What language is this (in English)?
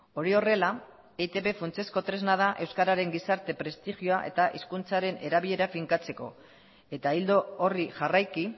Basque